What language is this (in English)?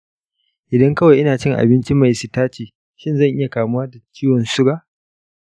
Hausa